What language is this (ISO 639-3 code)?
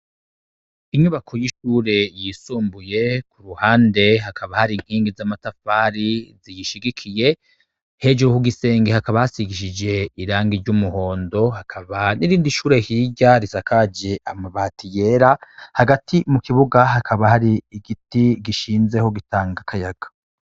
run